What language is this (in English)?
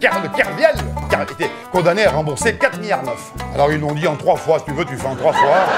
French